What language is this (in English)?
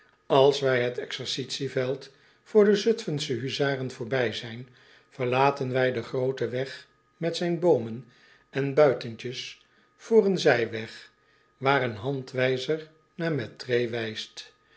Dutch